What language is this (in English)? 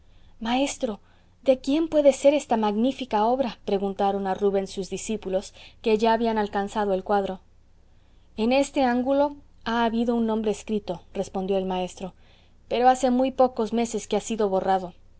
Spanish